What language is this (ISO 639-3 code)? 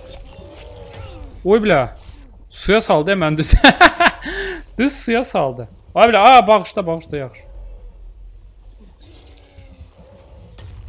tur